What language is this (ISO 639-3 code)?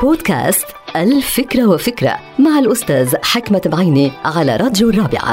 ara